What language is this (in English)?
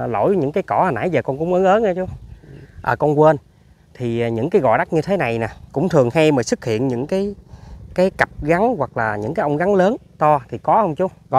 Vietnamese